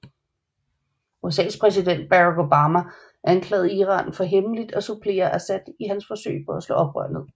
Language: Danish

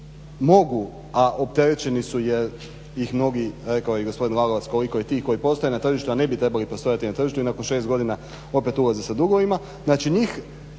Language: Croatian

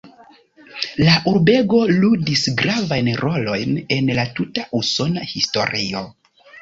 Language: Esperanto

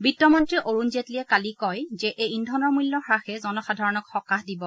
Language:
Assamese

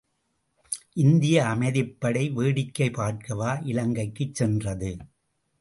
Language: Tamil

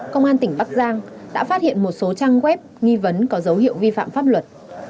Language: Vietnamese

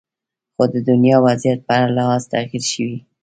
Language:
Pashto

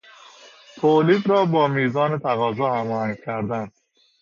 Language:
Persian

